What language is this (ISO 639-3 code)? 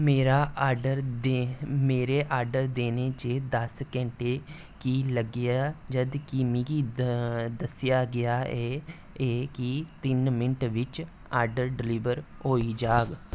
doi